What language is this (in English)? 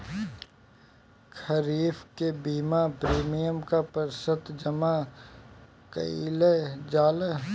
Bhojpuri